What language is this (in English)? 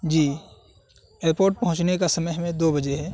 Urdu